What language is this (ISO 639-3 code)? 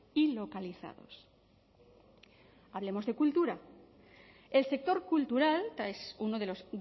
spa